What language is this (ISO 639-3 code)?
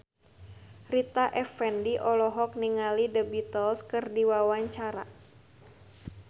sun